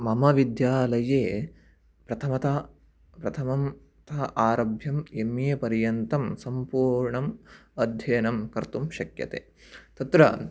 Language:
Sanskrit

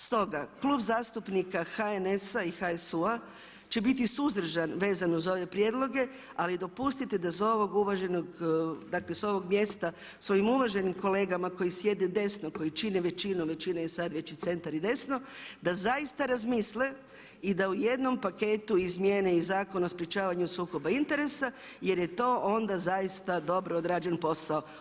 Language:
Croatian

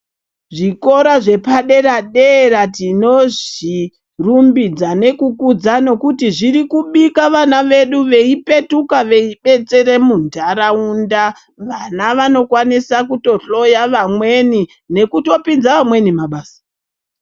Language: Ndau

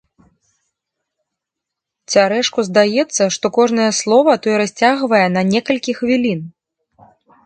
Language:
Belarusian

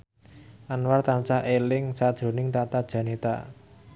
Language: Javanese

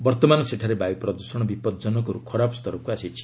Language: Odia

